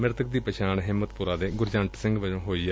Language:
Punjabi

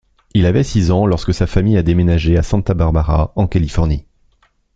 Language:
French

